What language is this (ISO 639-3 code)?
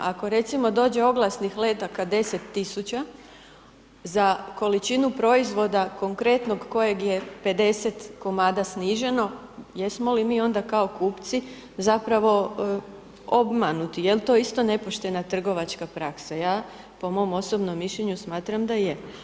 hrv